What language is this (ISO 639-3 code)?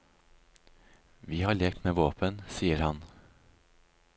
nor